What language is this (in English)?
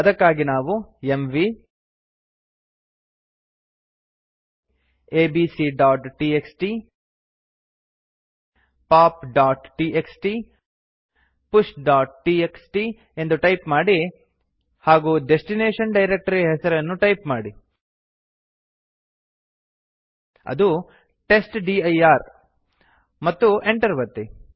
Kannada